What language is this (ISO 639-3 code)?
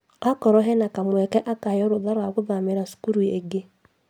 kik